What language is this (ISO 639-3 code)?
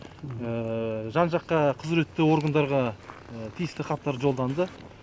kaz